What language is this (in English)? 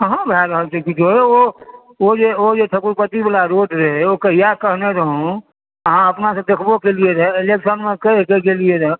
Maithili